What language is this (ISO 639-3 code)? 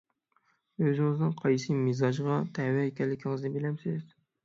uig